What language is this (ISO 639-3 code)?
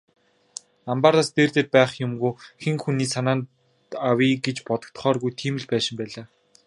mon